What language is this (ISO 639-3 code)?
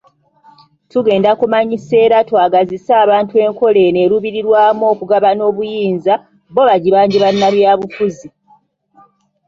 lug